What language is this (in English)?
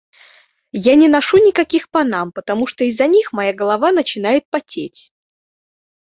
Russian